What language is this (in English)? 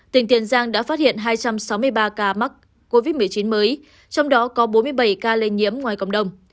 Vietnamese